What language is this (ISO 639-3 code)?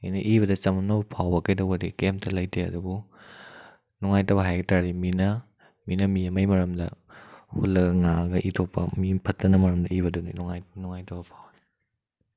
mni